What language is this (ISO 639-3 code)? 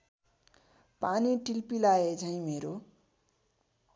nep